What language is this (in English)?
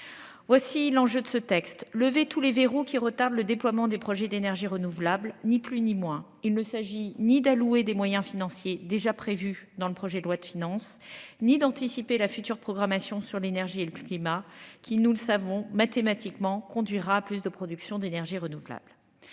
French